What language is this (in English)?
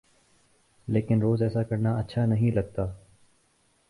Urdu